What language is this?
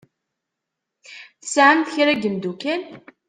Kabyle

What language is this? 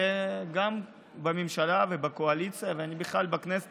Hebrew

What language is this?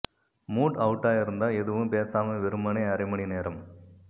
Tamil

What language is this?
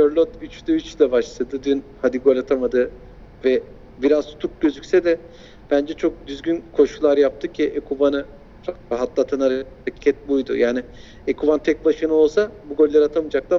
Turkish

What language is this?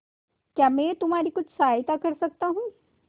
Hindi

